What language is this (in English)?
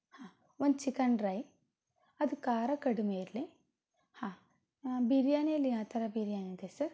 Kannada